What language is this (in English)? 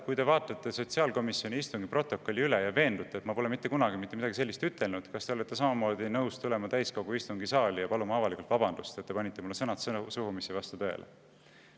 Estonian